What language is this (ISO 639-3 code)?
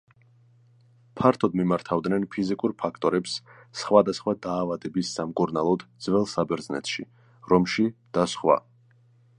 kat